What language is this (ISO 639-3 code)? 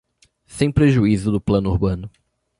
por